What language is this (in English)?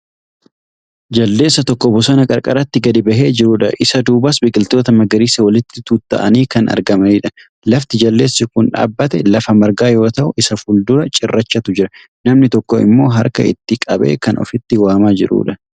Oromo